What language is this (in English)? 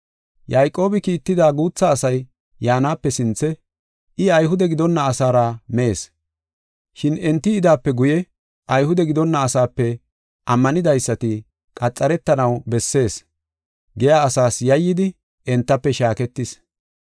Gofa